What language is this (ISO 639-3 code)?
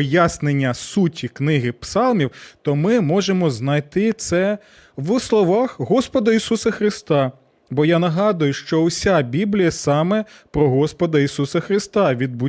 ukr